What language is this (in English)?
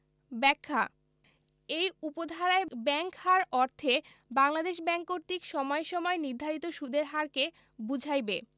Bangla